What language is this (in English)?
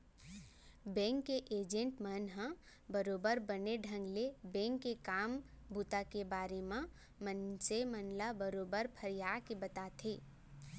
Chhattisgarhi